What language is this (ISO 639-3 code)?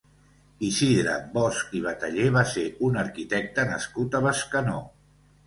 cat